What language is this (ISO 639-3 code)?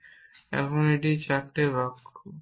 ben